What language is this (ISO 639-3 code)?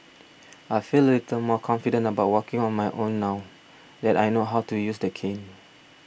eng